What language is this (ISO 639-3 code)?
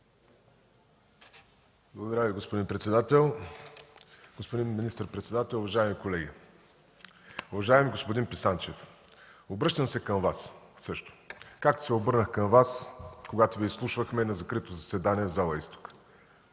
bul